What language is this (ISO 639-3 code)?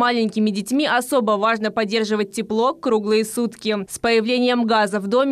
rus